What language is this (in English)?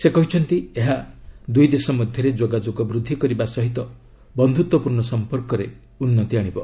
Odia